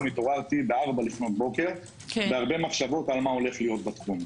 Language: Hebrew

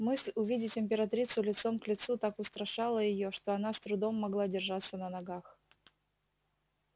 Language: Russian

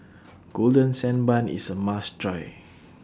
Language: English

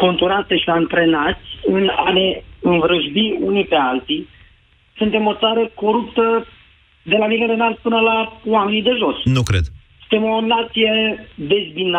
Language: Romanian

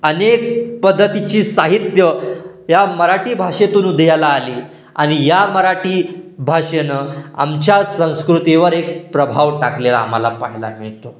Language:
Marathi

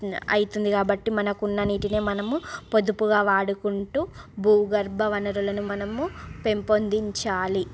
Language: Telugu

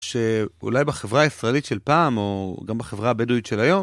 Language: Hebrew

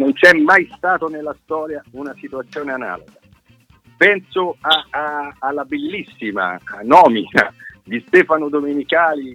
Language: Italian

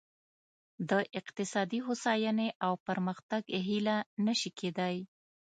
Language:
Pashto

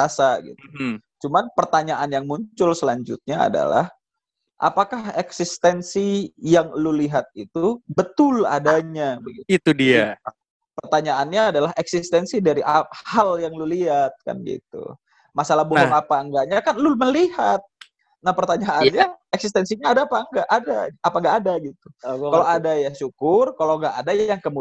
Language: Indonesian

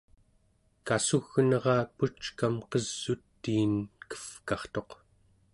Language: Central Yupik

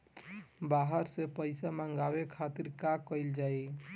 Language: Bhojpuri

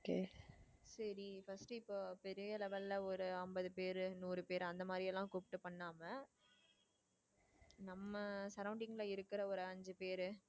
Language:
Tamil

